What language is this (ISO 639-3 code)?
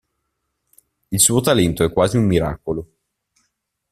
ita